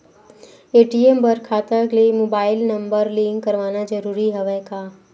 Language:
Chhattisgarhi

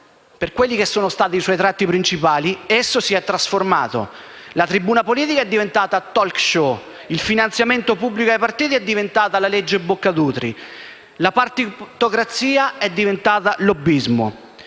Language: Italian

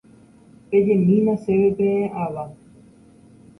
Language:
Guarani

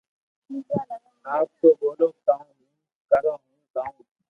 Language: Loarki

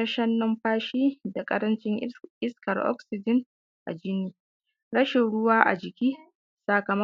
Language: Hausa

